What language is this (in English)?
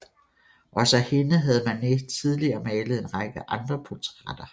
Danish